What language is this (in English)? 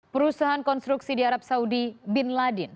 Indonesian